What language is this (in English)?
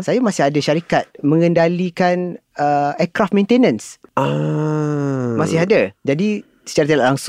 Malay